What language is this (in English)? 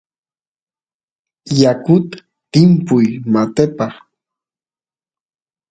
Santiago del Estero Quichua